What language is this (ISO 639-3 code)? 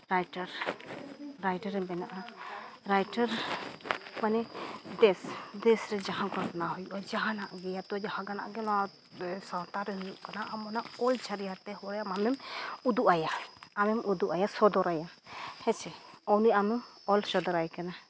sat